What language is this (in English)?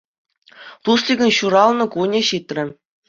Chuvash